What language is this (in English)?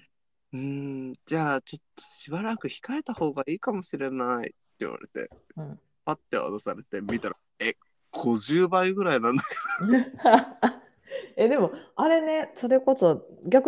Japanese